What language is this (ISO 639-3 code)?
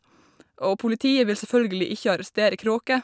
nor